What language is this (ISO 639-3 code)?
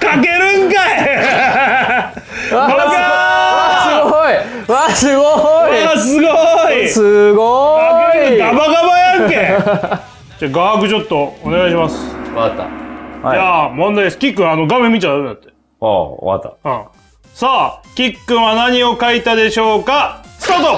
jpn